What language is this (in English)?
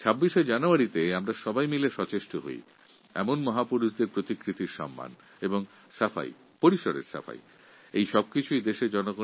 Bangla